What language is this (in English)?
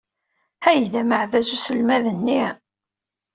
Kabyle